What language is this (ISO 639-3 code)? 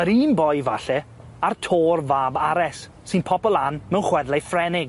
cym